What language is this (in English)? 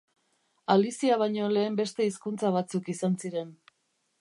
Basque